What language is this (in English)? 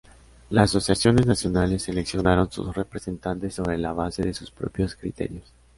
Spanish